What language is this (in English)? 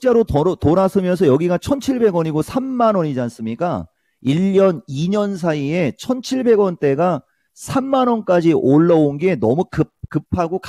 Korean